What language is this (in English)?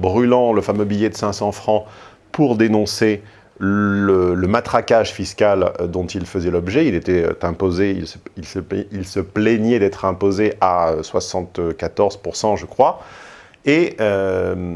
French